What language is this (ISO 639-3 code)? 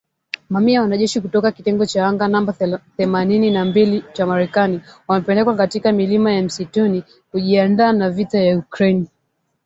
swa